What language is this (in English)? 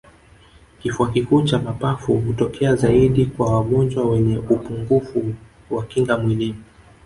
Swahili